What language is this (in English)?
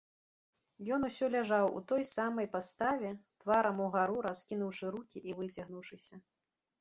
Belarusian